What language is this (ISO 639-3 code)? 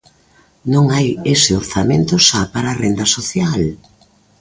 glg